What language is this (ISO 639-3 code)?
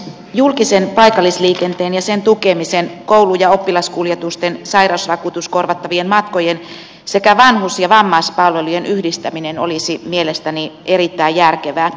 fin